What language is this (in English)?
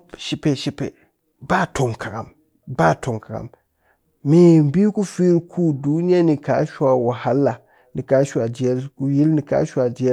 Cakfem-Mushere